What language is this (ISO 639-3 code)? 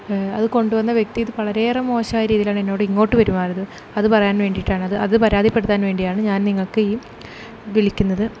mal